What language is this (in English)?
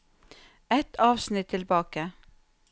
Norwegian